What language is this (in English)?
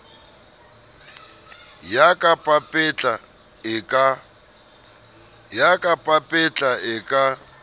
Southern Sotho